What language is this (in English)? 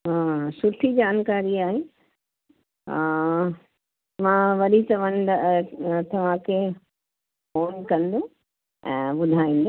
Sindhi